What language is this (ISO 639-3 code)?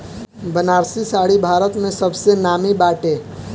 bho